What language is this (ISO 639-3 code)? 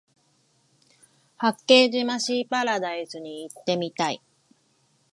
jpn